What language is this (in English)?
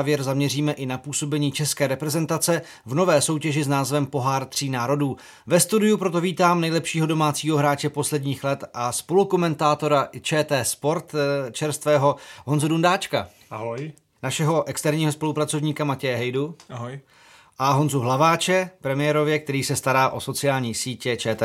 Czech